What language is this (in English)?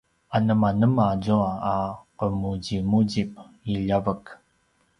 Paiwan